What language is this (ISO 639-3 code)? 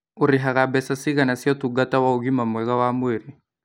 kik